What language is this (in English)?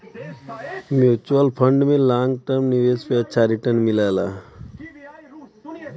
Bhojpuri